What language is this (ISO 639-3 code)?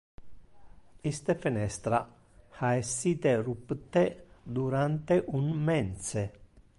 ina